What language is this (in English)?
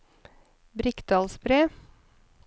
Norwegian